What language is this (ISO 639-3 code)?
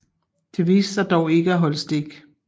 dan